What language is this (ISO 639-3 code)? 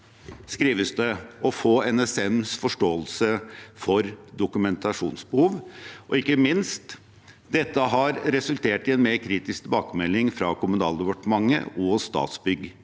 nor